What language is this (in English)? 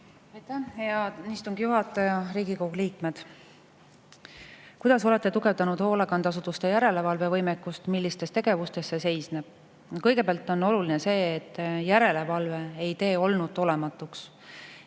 Estonian